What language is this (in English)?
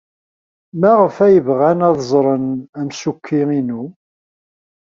Kabyle